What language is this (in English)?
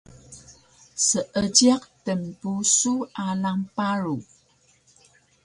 Taroko